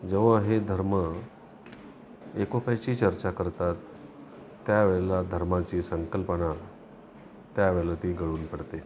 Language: Marathi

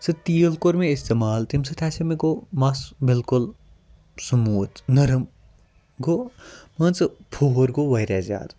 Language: Kashmiri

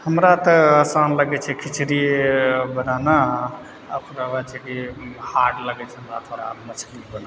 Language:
Maithili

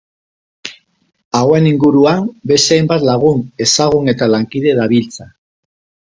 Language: Basque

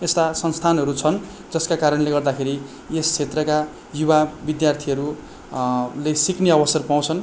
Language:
Nepali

